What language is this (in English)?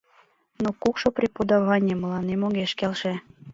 Mari